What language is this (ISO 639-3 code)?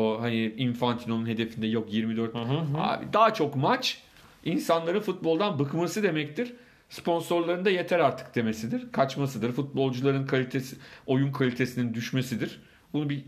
tur